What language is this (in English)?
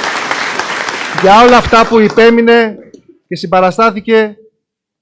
Greek